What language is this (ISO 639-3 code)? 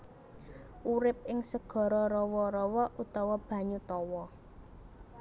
jav